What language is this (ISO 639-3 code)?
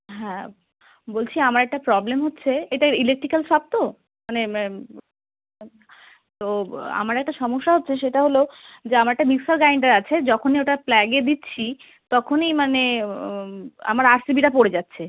ben